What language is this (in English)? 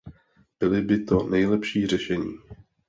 Czech